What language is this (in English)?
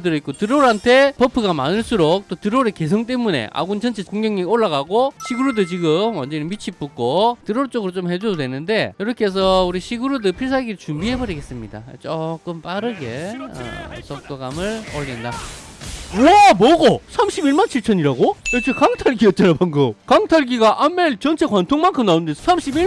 Korean